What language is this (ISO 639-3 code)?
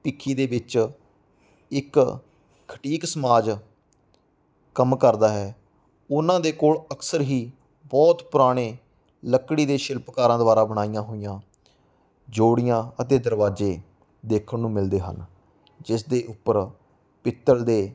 pan